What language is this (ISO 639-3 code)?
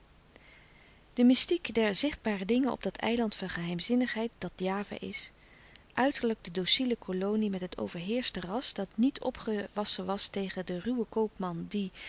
nld